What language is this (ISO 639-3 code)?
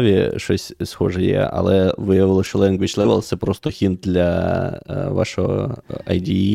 ukr